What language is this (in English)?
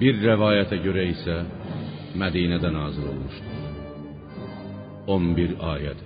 Persian